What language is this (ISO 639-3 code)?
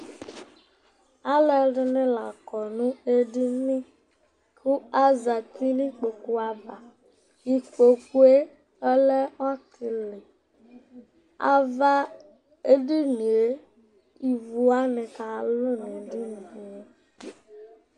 kpo